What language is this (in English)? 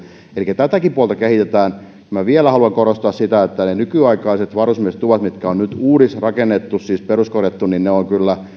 Finnish